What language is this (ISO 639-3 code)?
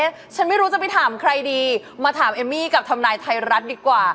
tha